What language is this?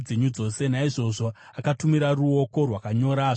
Shona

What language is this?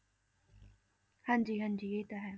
Punjabi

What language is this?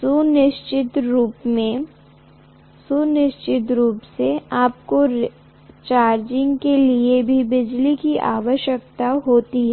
Hindi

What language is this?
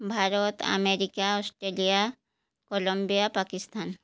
Odia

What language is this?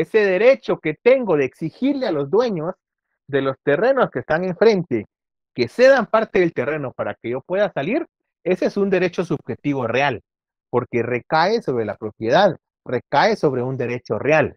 Spanish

